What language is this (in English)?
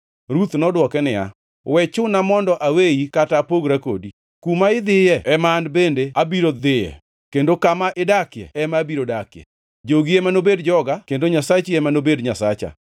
Luo (Kenya and Tanzania)